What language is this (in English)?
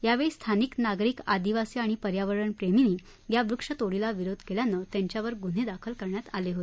Marathi